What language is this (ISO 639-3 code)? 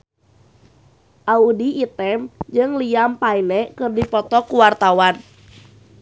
sun